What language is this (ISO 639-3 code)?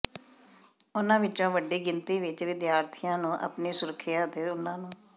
pan